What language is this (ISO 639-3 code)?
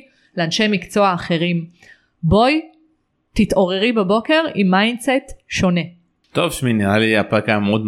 heb